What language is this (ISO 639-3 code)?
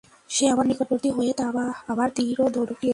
ben